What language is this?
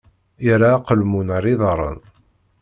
Kabyle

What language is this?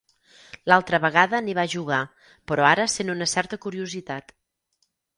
Catalan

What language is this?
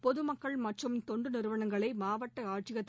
Tamil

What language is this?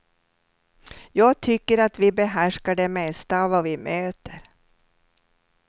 Swedish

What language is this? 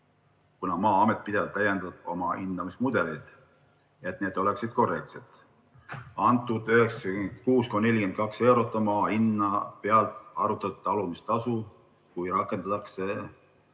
Estonian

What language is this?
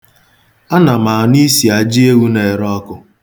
Igbo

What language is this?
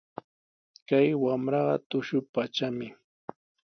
Sihuas Ancash Quechua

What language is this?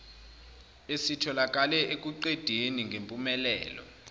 Zulu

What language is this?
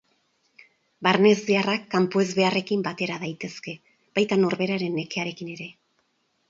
Basque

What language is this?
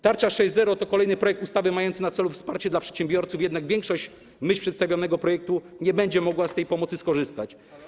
Polish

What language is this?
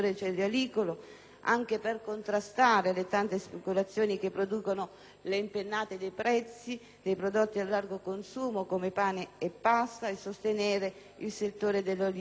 Italian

